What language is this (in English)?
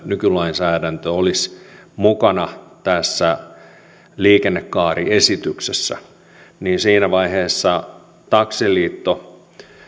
Finnish